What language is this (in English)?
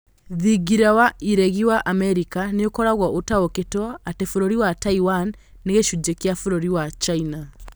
Kikuyu